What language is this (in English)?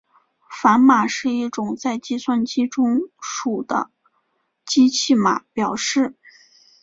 Chinese